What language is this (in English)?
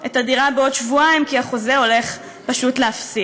Hebrew